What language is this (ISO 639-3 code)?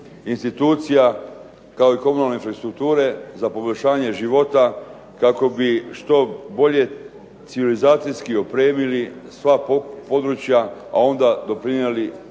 hrv